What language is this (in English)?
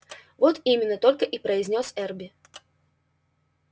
Russian